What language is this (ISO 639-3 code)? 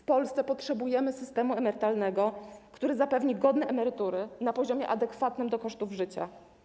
pol